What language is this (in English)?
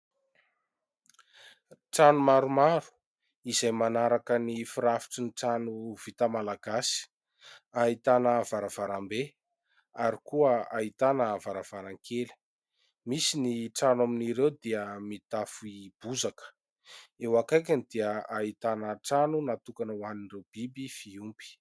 Malagasy